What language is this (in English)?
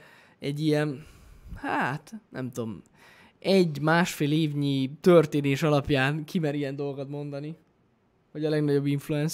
Hungarian